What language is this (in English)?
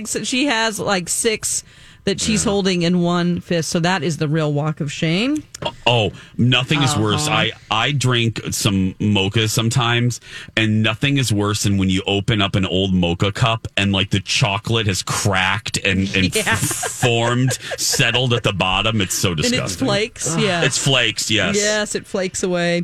English